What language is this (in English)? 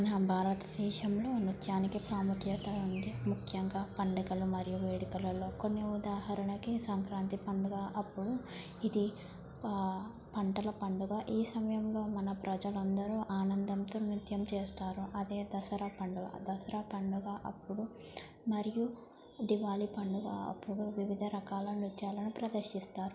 Telugu